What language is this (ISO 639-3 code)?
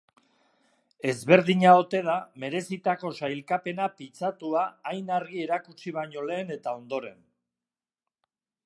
eus